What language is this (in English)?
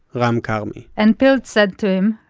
English